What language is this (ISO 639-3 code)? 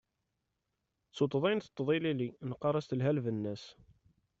kab